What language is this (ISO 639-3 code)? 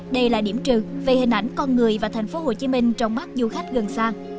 vie